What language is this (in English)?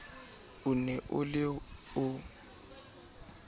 Southern Sotho